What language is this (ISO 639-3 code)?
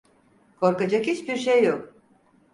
tur